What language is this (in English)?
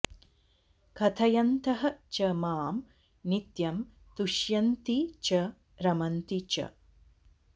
Sanskrit